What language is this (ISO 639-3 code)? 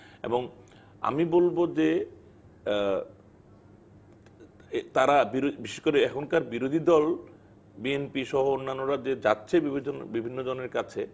ben